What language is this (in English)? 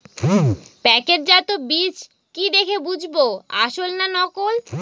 Bangla